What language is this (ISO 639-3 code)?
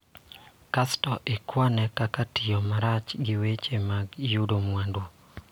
luo